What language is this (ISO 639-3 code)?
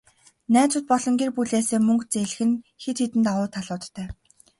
mon